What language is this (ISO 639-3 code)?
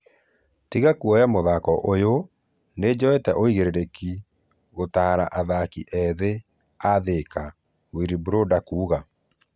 kik